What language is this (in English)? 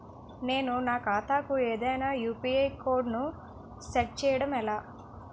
Telugu